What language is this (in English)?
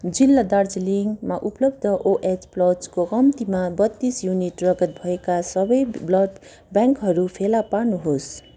Nepali